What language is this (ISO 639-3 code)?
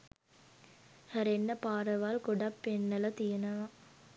sin